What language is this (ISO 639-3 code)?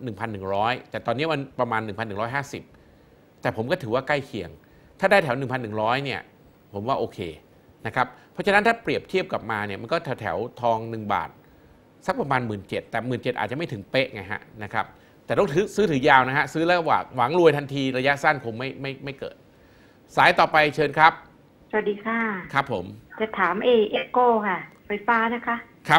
tha